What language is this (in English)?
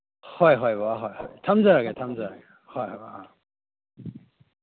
Manipuri